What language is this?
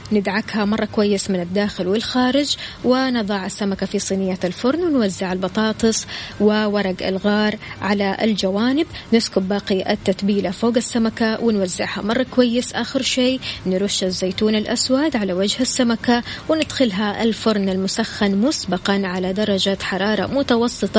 Arabic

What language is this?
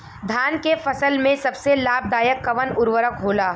Bhojpuri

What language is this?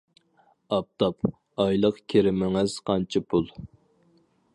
Uyghur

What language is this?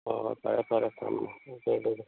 Manipuri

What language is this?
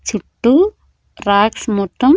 Telugu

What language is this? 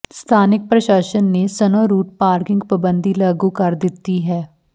Punjabi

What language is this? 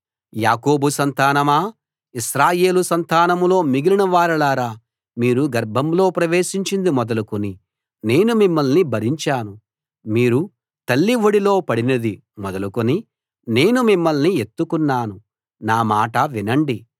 Telugu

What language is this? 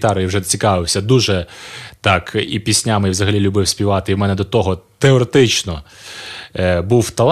Ukrainian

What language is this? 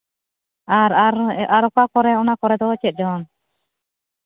Santali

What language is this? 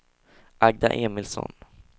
Swedish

